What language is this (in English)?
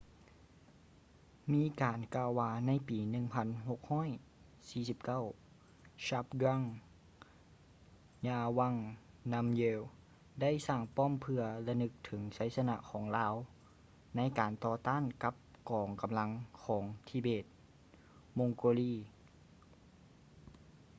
Lao